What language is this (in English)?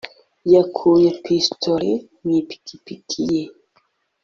Kinyarwanda